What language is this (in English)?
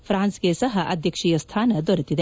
Kannada